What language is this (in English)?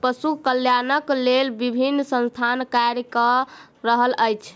Maithili